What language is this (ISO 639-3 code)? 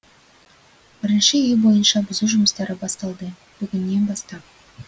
kaz